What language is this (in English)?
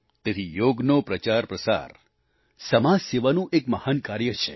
Gujarati